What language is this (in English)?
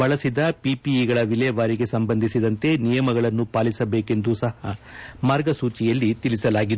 Kannada